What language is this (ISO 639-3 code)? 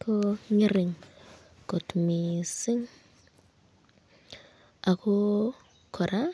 kln